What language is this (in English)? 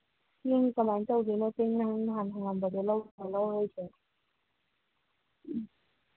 Manipuri